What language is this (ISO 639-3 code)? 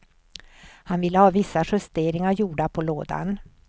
swe